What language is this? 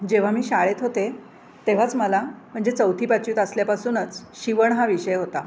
Marathi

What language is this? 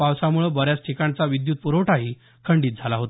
Marathi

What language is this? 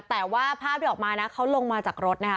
Thai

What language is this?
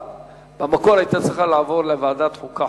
Hebrew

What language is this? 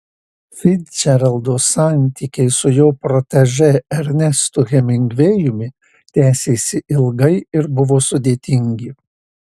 Lithuanian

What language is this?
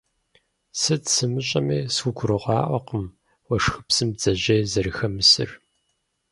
Kabardian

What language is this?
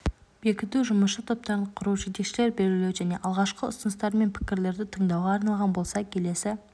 Kazakh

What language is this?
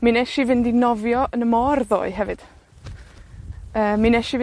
Welsh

